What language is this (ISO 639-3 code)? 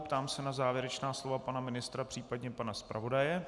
ces